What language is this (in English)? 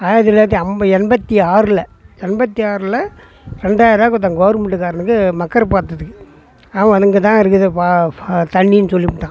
Tamil